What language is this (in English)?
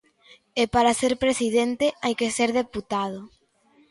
Galician